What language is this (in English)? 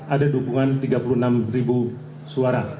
Indonesian